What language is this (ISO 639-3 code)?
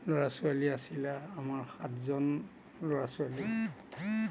asm